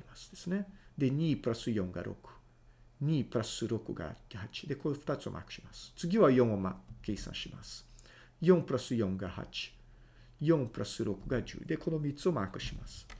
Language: Japanese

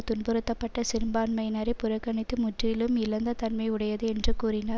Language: Tamil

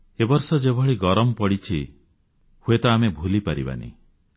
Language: Odia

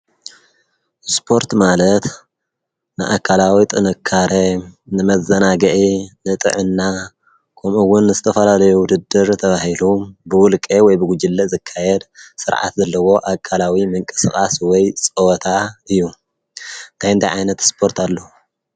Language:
Tigrinya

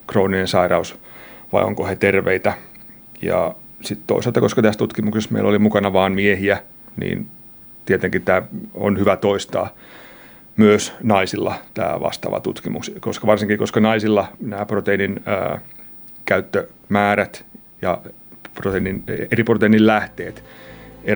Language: Finnish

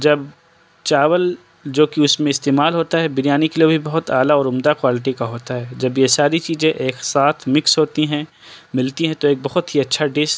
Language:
Urdu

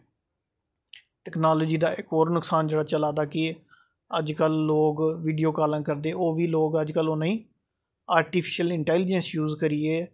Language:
Dogri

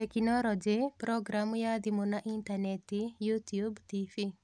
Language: Kikuyu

